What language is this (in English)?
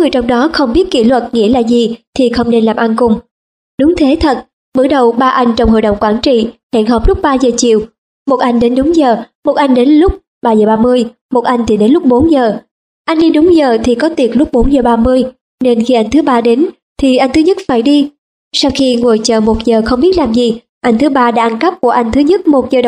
Vietnamese